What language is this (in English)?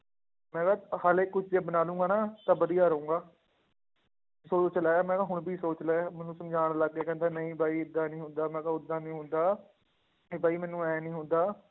Punjabi